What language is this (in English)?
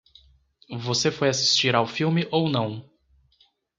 Portuguese